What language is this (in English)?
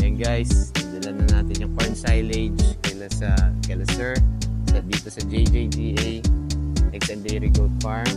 Filipino